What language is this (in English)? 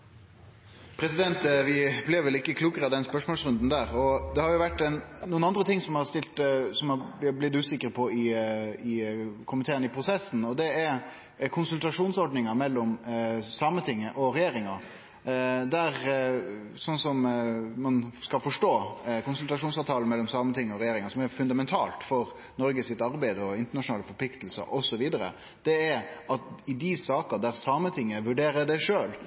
Norwegian